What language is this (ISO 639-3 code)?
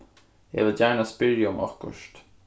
fao